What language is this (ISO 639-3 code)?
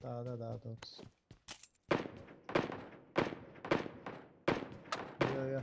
tur